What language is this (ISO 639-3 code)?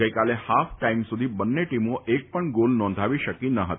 guj